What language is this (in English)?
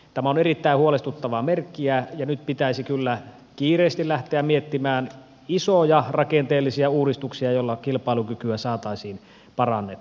Finnish